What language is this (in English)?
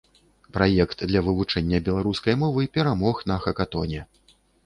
Belarusian